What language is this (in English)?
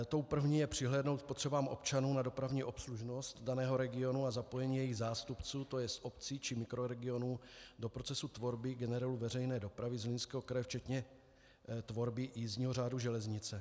Czech